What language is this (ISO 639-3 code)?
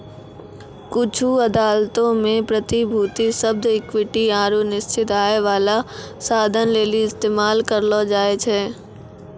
mai